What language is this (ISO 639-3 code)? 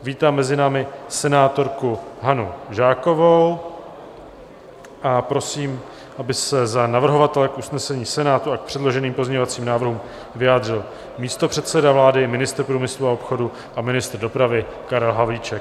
ces